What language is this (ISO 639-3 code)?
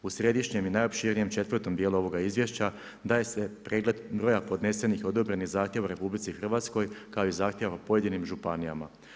hrv